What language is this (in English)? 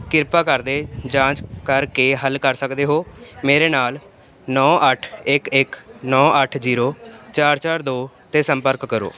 Punjabi